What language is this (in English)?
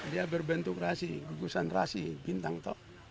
Indonesian